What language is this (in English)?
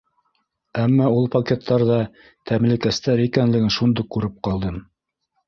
Bashkir